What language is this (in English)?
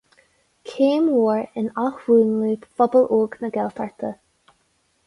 Irish